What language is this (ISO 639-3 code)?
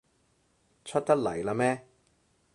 yue